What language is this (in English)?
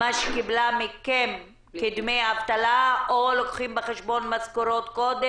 Hebrew